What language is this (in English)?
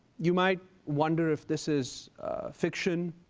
English